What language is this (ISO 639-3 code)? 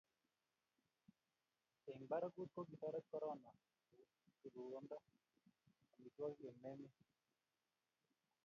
kln